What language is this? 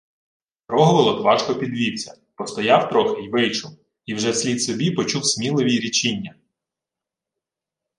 Ukrainian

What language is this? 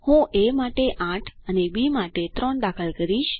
Gujarati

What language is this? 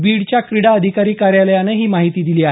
Marathi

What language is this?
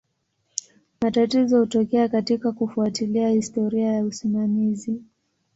Swahili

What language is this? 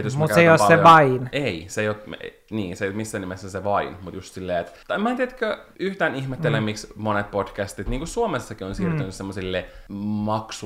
Finnish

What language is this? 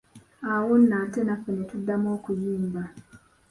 Ganda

